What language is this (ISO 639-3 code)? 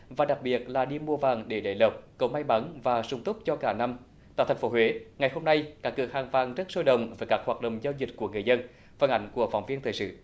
vie